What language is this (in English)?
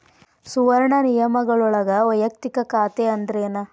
Kannada